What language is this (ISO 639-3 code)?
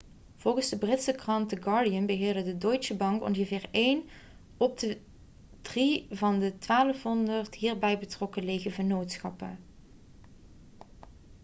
nld